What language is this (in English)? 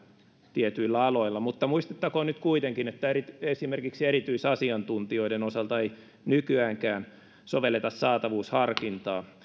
Finnish